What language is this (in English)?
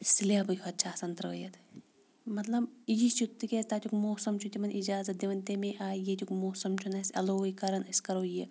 Kashmiri